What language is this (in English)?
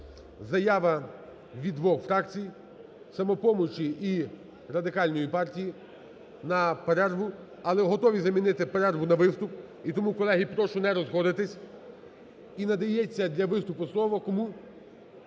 Ukrainian